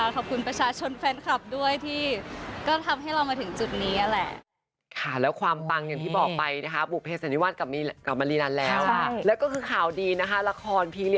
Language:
Thai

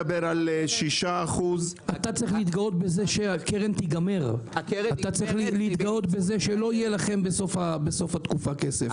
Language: Hebrew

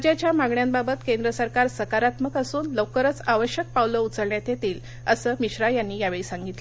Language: Marathi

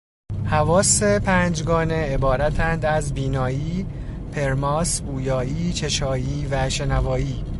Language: Persian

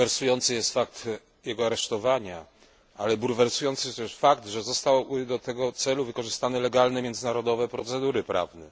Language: Polish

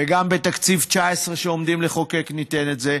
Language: Hebrew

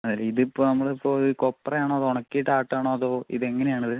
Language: Malayalam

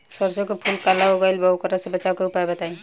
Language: Bhojpuri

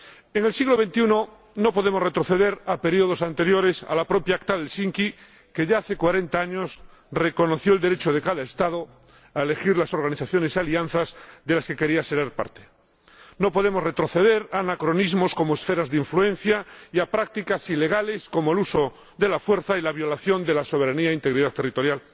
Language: Spanish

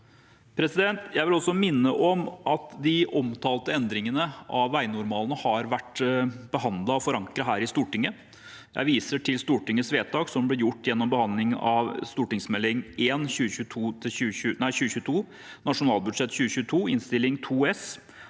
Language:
Norwegian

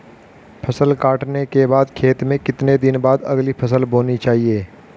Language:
Hindi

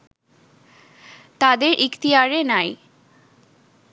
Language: Bangla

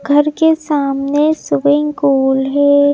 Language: Hindi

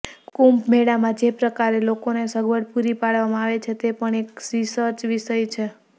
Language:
Gujarati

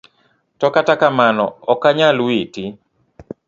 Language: Luo (Kenya and Tanzania)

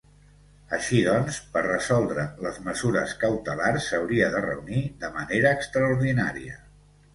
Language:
Catalan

